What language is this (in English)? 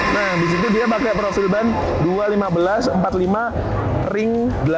Indonesian